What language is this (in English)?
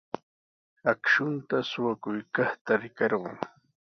Sihuas Ancash Quechua